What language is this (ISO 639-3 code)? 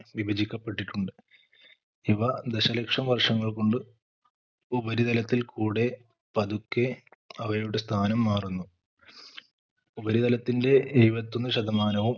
mal